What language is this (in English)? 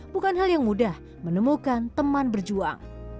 Indonesian